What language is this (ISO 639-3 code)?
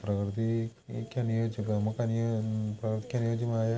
mal